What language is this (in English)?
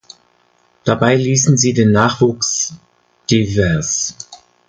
German